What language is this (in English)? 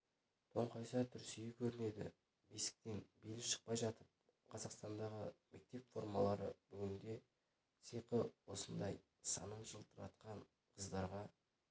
Kazakh